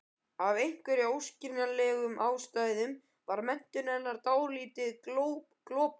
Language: Icelandic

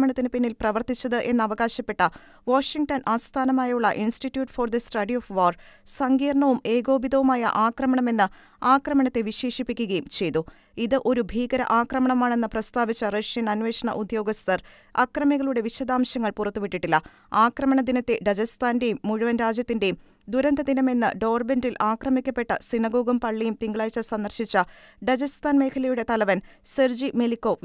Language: Malayalam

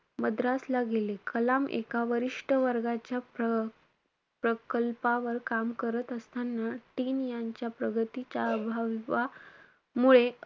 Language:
Marathi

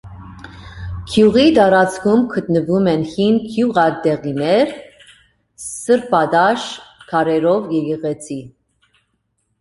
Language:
Armenian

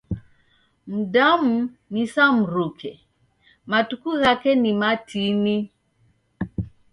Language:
Taita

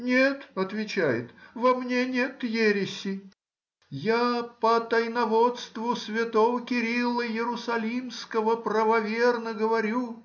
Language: Russian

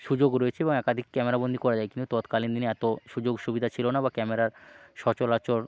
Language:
Bangla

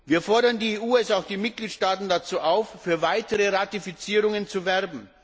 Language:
German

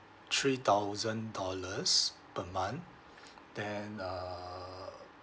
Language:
English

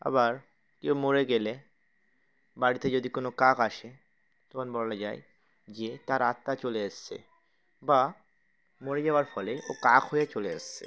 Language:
Bangla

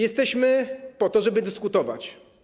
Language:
Polish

